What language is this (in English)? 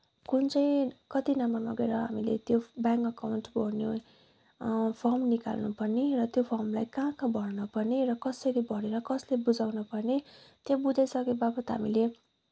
Nepali